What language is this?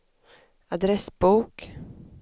Swedish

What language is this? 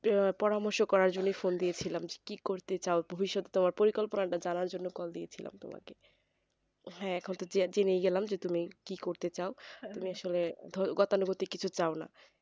Bangla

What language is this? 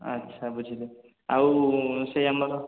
Odia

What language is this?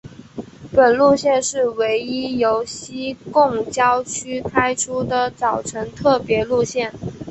Chinese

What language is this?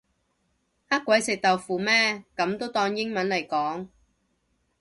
Cantonese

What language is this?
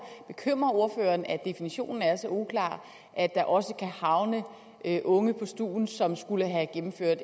Danish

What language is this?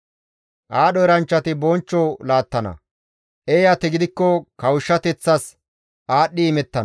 Gamo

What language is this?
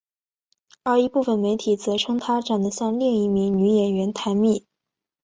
Chinese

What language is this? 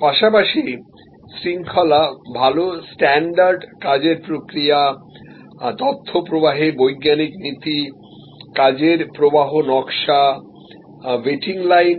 Bangla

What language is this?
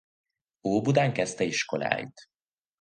Hungarian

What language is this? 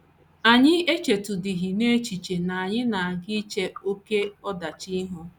Igbo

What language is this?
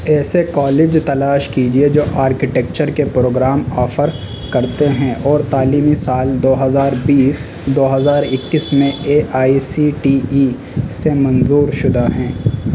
Urdu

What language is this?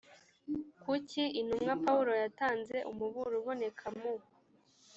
Kinyarwanda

